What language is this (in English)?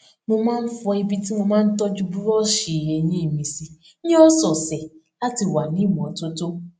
Yoruba